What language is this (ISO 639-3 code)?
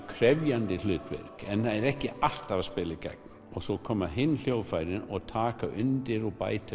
isl